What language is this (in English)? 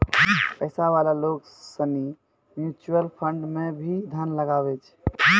Maithili